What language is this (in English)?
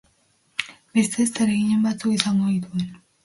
Basque